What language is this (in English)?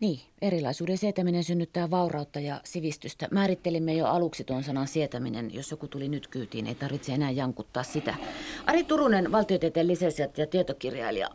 Finnish